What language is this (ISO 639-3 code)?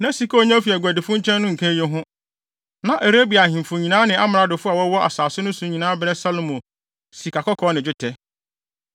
aka